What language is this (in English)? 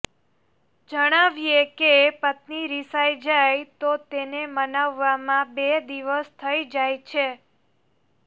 Gujarati